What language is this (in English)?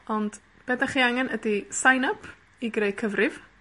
Welsh